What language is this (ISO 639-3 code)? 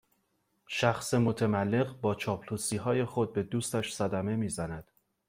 fas